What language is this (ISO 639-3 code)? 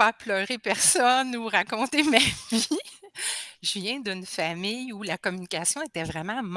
fra